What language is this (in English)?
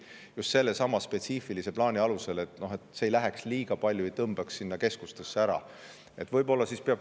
Estonian